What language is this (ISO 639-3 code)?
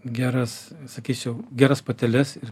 lit